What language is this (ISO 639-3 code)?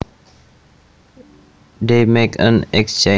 jav